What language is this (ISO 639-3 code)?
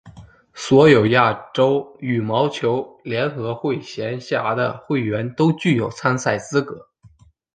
zho